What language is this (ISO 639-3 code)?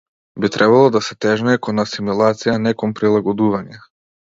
mkd